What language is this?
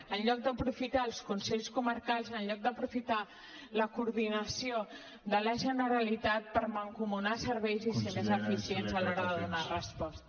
Catalan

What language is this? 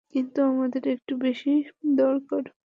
Bangla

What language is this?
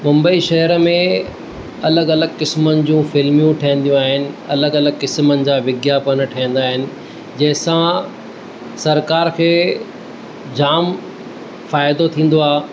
Sindhi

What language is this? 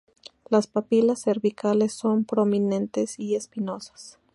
Spanish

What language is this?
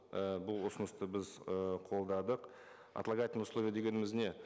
Kazakh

